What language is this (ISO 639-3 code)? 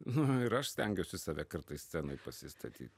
lit